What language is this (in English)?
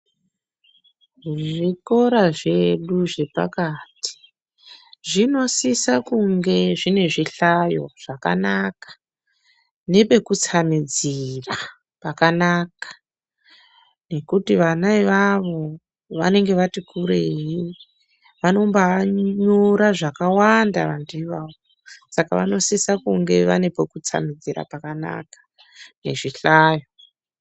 Ndau